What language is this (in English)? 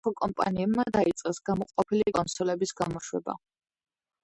Georgian